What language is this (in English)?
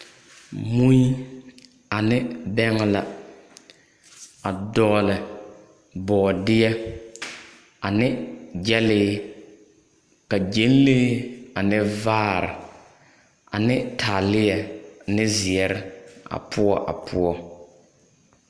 Southern Dagaare